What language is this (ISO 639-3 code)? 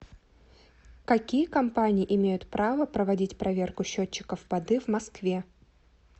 rus